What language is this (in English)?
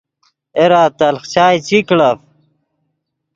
Yidgha